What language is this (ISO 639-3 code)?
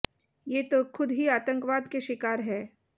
hin